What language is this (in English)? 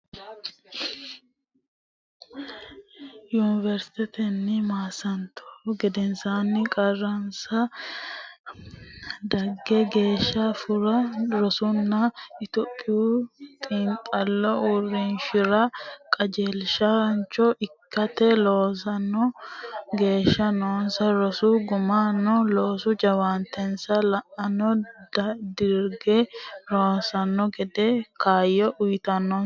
Sidamo